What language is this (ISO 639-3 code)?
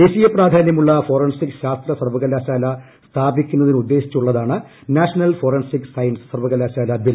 mal